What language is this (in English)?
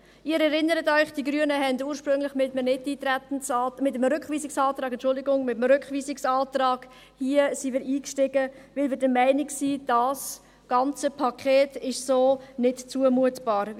Swiss German